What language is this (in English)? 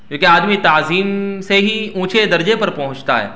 Urdu